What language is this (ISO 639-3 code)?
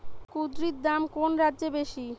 ben